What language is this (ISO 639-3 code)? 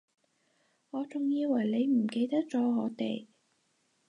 yue